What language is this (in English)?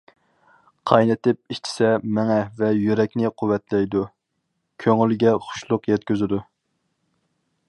Uyghur